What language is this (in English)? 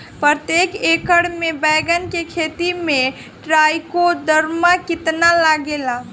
Bhojpuri